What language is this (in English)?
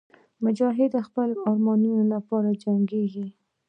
Pashto